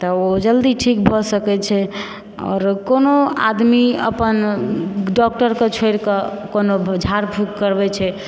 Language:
Maithili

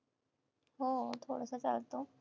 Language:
Marathi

